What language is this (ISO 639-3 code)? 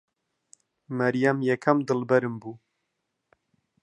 ckb